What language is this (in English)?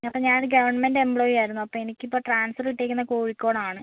Malayalam